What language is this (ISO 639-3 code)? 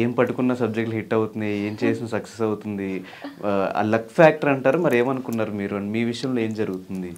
tel